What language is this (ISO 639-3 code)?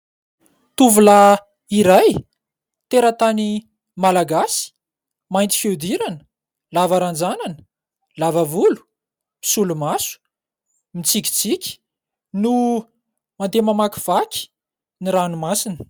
mlg